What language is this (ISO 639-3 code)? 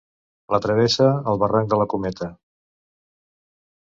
cat